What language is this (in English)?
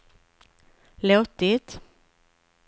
Swedish